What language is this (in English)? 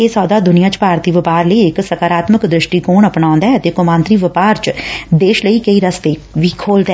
Punjabi